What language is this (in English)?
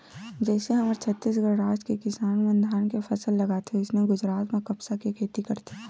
Chhattisgarhi